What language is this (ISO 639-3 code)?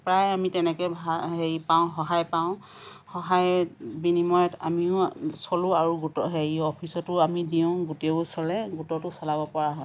asm